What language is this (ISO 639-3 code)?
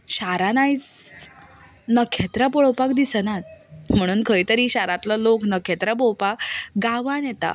kok